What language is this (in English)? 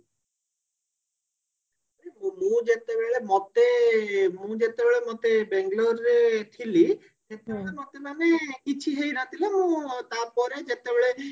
Odia